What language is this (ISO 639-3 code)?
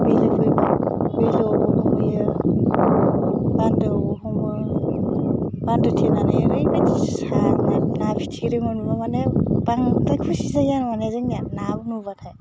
brx